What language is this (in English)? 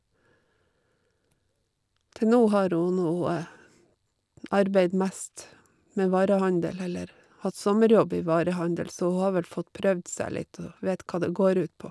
Norwegian